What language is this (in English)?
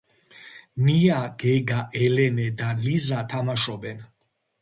Georgian